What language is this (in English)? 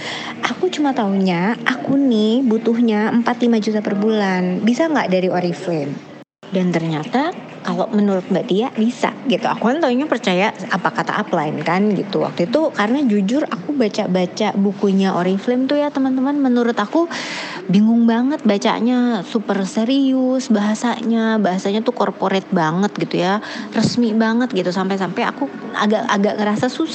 Indonesian